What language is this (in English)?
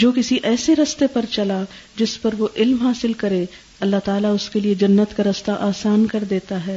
Urdu